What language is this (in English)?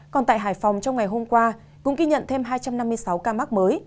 Vietnamese